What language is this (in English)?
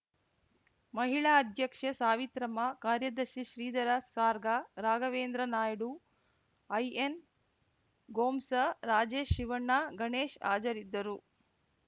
Kannada